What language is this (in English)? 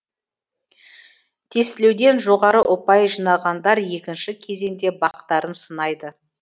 Kazakh